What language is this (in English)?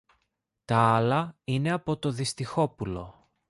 Greek